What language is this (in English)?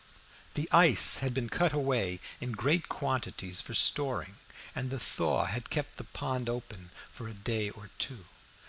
English